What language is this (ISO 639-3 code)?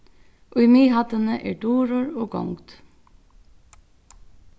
fao